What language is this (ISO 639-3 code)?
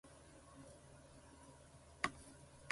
jpn